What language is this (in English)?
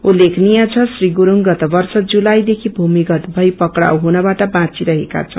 Nepali